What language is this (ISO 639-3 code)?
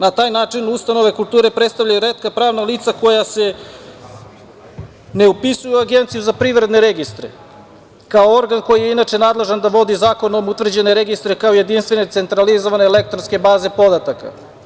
srp